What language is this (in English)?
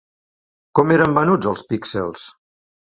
Catalan